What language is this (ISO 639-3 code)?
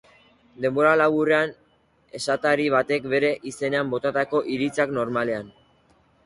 eus